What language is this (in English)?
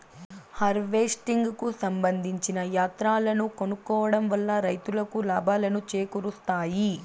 Telugu